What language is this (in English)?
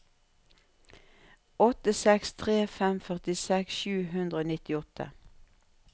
Norwegian